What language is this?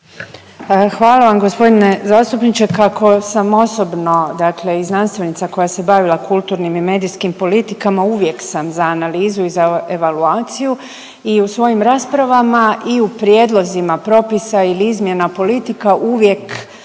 Croatian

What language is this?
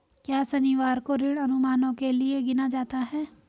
Hindi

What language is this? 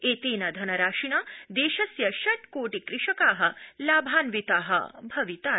Sanskrit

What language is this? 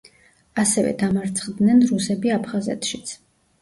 Georgian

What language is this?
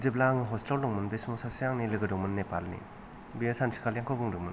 Bodo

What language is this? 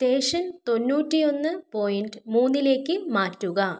Malayalam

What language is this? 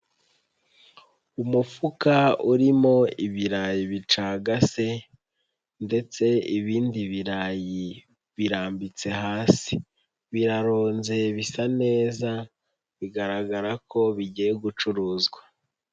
Kinyarwanda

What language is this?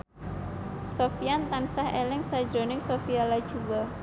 Javanese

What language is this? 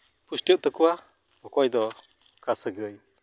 Santali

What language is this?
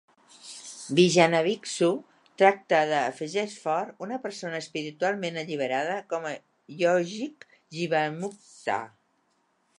Catalan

